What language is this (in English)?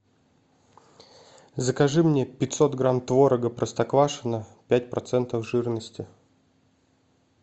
Russian